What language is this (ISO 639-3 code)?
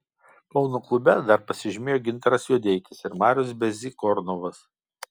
lit